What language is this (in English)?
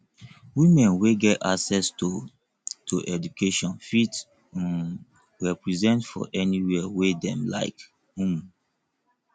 Nigerian Pidgin